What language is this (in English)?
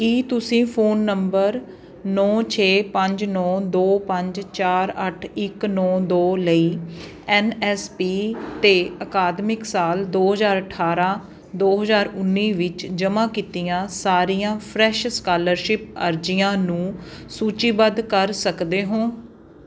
Punjabi